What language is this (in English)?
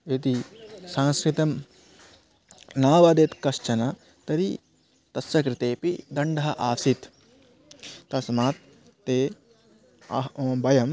Sanskrit